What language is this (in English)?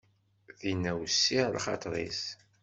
Kabyle